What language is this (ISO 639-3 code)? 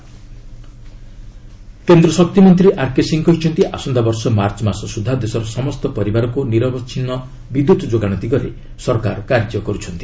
ori